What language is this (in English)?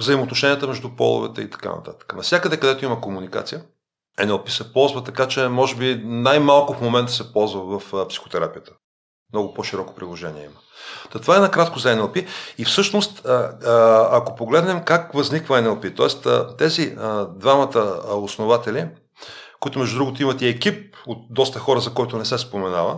Bulgarian